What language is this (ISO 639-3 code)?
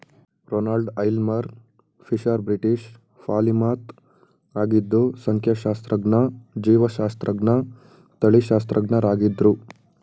kan